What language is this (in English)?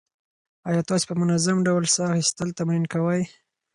Pashto